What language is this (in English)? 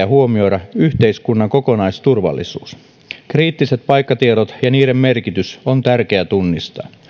Finnish